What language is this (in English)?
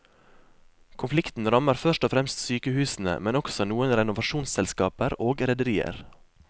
Norwegian